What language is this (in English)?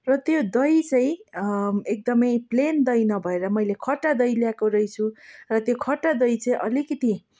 Nepali